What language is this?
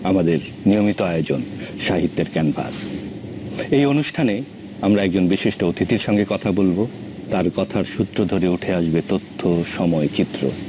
Bangla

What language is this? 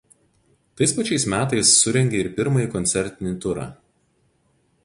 Lithuanian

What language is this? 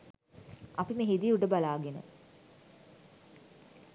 Sinhala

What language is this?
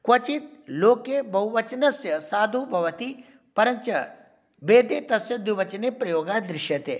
Sanskrit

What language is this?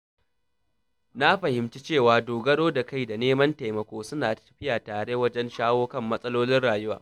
Hausa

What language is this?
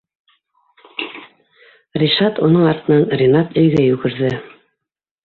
Bashkir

